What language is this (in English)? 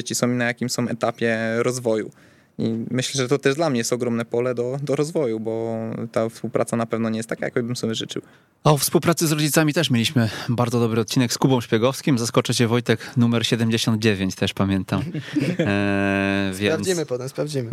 Polish